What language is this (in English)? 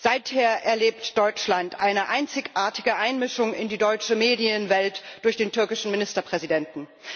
German